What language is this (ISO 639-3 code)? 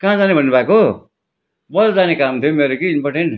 nep